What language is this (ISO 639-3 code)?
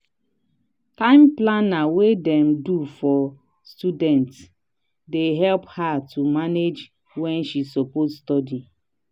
pcm